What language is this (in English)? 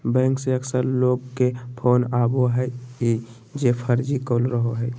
Magahi